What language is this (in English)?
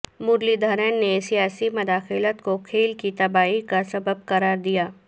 Urdu